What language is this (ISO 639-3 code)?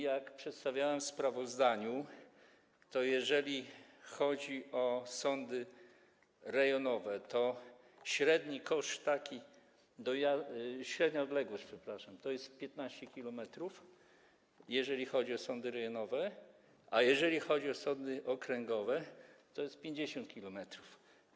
pol